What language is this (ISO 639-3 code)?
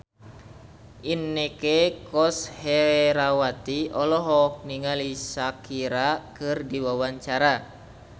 sun